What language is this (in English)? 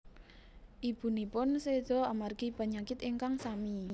Javanese